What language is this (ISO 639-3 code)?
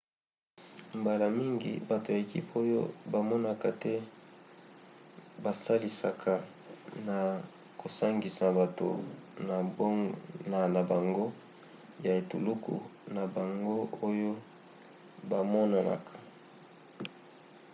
lin